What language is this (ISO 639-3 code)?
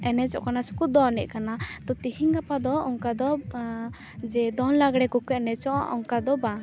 sat